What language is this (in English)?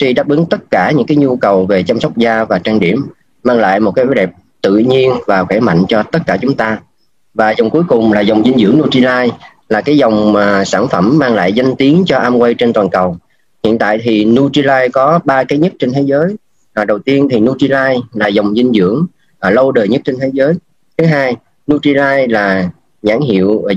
Vietnamese